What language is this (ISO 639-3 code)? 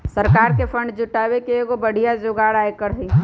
mag